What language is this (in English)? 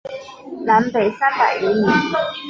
Chinese